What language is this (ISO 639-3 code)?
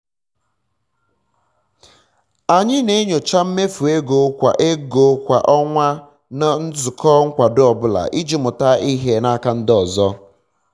ibo